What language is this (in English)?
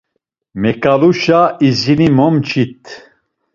Laz